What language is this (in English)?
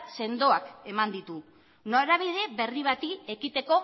Basque